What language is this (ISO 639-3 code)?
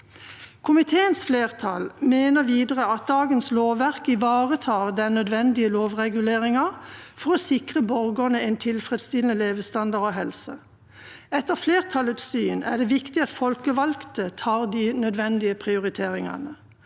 nor